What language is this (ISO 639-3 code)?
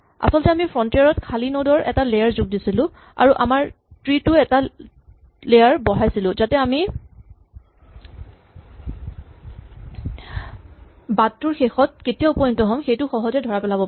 asm